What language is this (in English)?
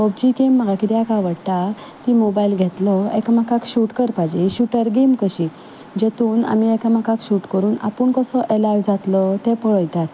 Konkani